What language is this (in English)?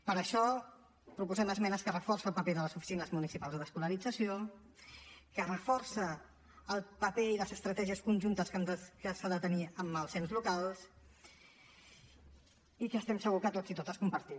Catalan